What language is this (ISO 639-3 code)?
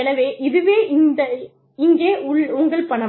tam